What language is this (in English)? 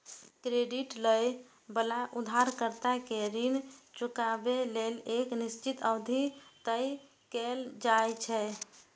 Maithili